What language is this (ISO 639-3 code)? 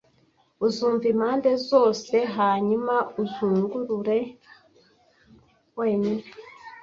kin